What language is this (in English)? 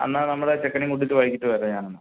Malayalam